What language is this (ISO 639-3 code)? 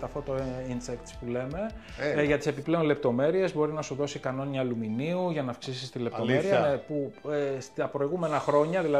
ell